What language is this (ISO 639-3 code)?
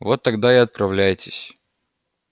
rus